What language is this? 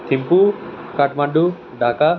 Nepali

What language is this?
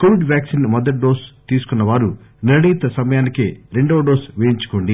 Telugu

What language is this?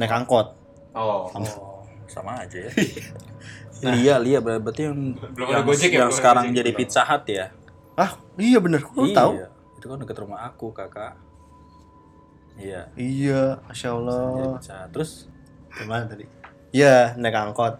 Indonesian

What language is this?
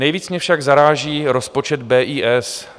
Czech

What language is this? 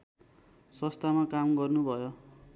Nepali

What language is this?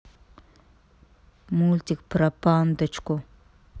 Russian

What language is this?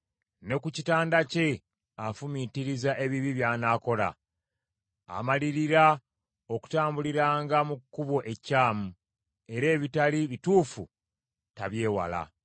Ganda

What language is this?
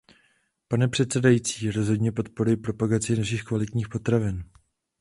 Czech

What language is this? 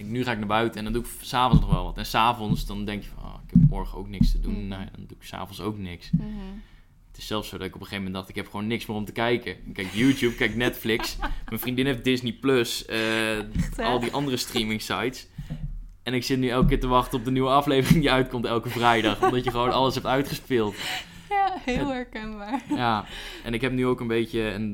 Dutch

